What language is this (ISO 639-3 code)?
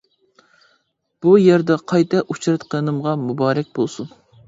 uig